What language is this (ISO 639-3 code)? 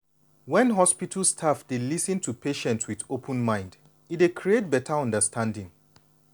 pcm